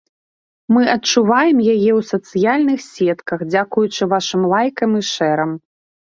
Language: Belarusian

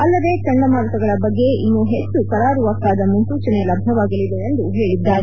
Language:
Kannada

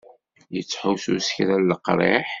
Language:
Kabyle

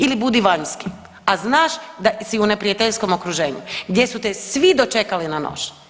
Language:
Croatian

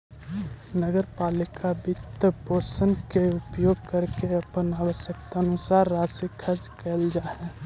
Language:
Magahi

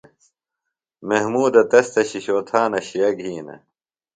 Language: Phalura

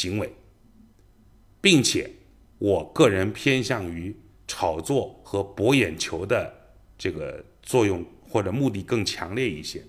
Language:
Chinese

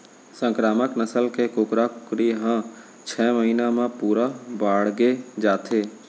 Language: Chhattisgarhi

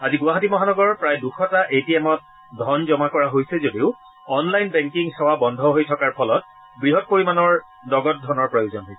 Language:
Assamese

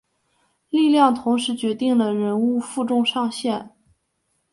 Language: Chinese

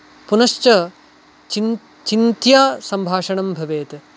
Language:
Sanskrit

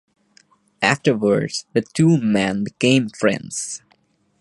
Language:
English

